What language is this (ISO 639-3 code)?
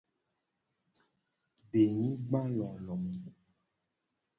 gej